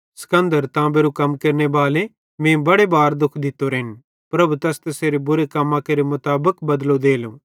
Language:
Bhadrawahi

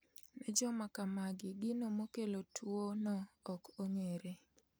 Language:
Luo (Kenya and Tanzania)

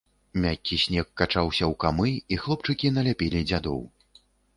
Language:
Belarusian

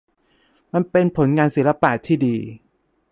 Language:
Thai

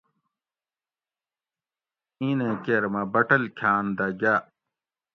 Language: Gawri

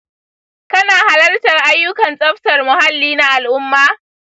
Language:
Hausa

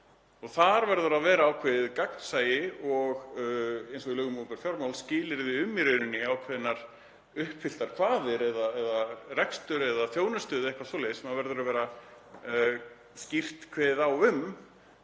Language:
Icelandic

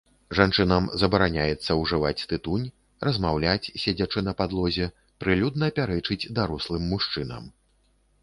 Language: Belarusian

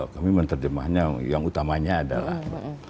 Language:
Indonesian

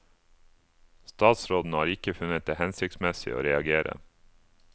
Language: Norwegian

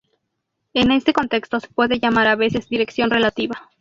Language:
Spanish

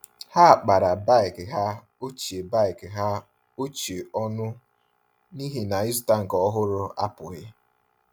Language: Igbo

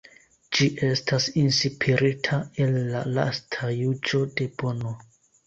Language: Esperanto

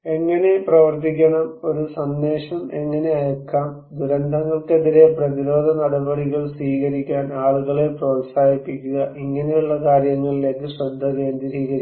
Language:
Malayalam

